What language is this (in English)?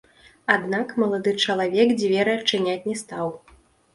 Belarusian